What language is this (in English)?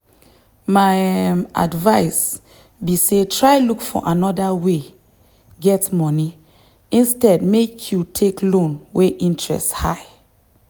Nigerian Pidgin